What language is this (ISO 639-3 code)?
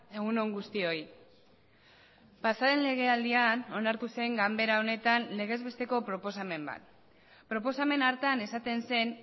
eus